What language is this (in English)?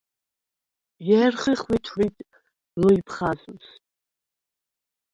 Svan